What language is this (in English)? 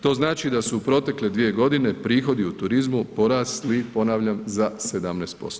Croatian